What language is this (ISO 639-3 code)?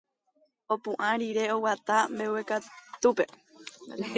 grn